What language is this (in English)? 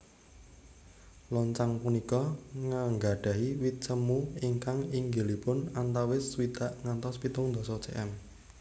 Javanese